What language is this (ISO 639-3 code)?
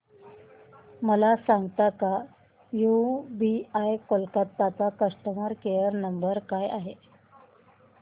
mar